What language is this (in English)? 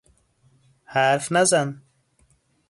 Persian